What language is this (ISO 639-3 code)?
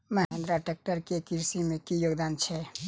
mai